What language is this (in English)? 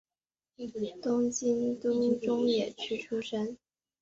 Chinese